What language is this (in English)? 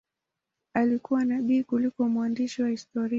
Swahili